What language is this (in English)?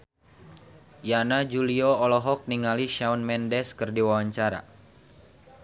Sundanese